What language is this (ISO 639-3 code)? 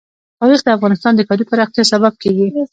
pus